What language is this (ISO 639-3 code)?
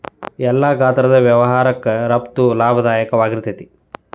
kan